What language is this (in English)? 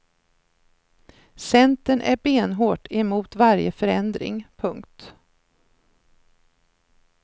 Swedish